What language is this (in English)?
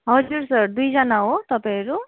Nepali